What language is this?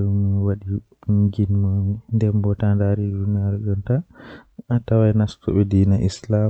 Western Niger Fulfulde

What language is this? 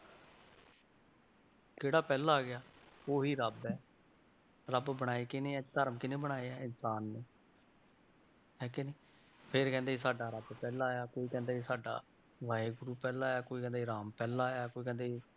Punjabi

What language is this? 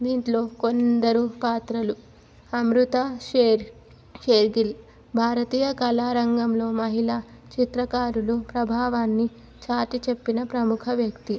Telugu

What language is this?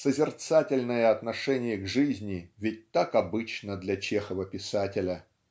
Russian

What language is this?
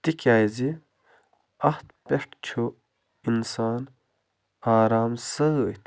Kashmiri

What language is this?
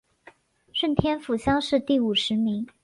Chinese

